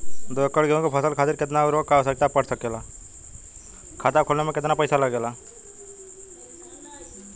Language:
Bhojpuri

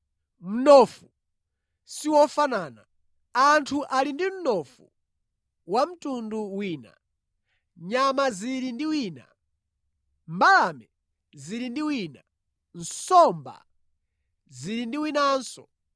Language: Nyanja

